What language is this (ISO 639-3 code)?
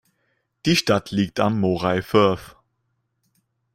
deu